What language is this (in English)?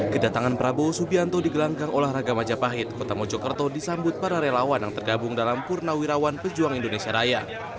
Indonesian